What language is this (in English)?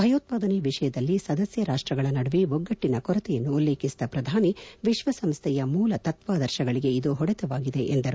Kannada